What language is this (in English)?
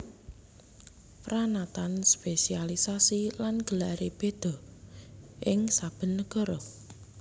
Javanese